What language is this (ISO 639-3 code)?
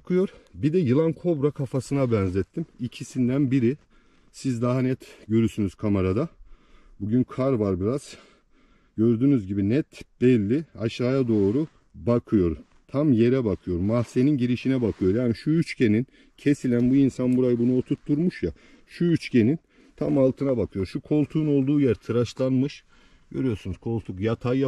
tur